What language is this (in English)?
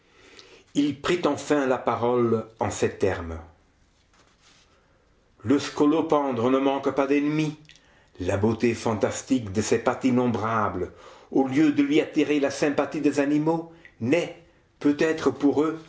French